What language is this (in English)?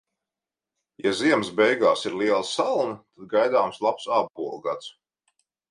Latvian